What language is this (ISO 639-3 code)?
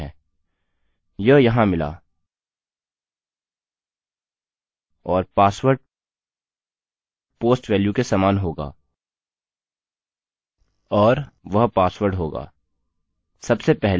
hin